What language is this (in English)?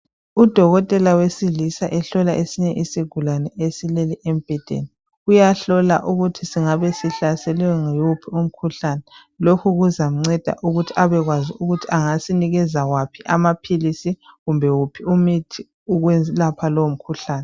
North Ndebele